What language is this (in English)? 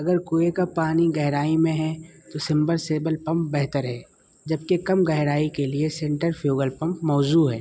Urdu